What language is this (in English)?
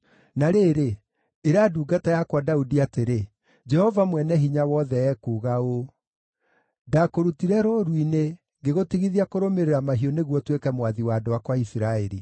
Kikuyu